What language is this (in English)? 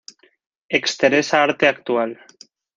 Spanish